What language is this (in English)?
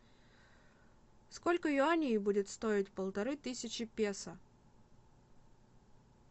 Russian